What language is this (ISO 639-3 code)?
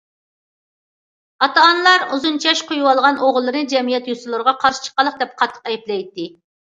uig